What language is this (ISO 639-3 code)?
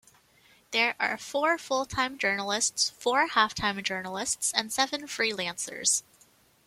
eng